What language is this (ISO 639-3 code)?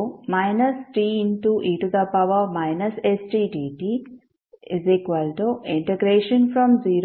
kan